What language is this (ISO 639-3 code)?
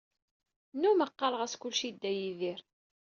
kab